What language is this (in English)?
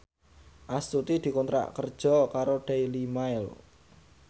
Javanese